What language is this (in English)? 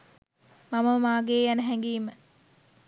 Sinhala